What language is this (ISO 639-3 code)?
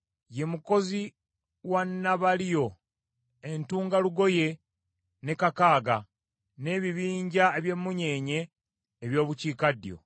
lug